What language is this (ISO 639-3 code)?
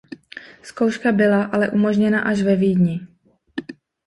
ces